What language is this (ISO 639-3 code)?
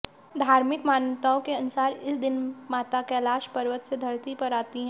hin